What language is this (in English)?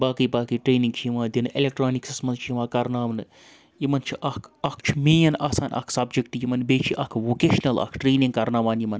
Kashmiri